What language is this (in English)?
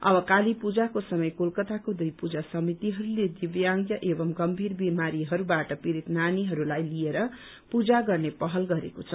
Nepali